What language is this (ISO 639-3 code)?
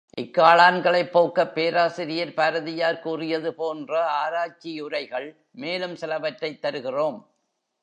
tam